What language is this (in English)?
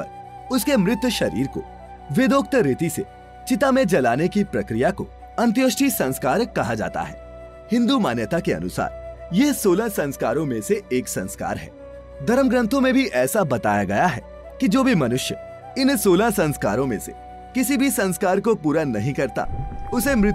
Hindi